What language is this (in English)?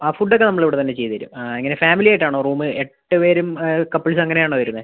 Malayalam